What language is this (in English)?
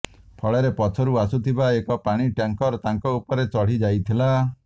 Odia